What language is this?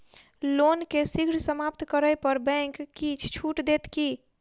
Maithili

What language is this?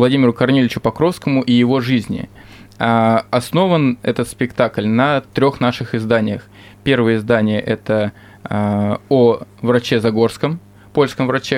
Russian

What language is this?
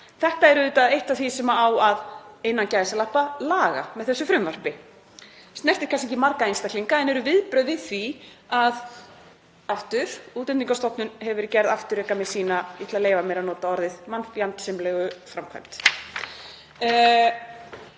Icelandic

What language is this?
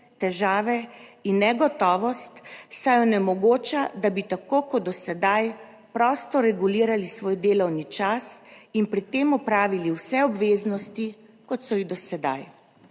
Slovenian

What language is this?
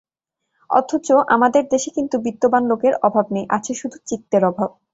Bangla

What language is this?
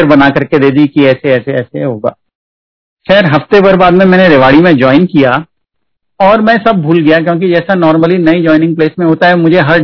Hindi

